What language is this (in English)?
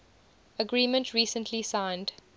English